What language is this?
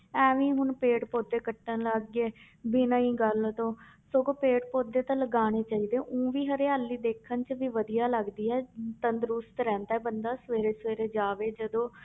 Punjabi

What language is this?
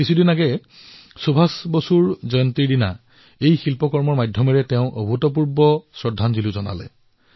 Assamese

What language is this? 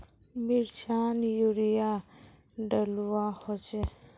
Magahi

